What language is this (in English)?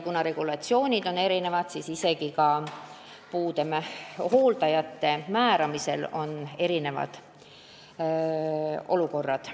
Estonian